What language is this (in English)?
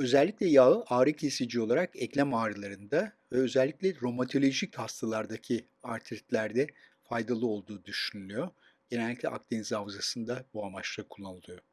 Turkish